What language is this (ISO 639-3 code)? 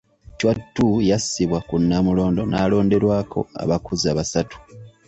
lug